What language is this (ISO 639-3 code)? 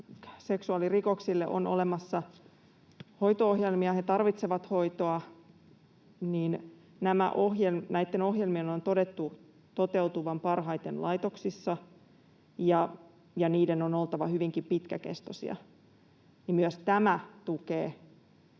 fin